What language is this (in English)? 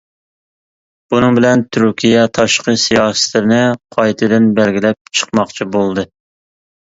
Uyghur